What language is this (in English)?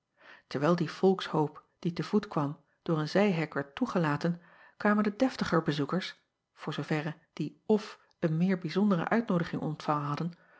Dutch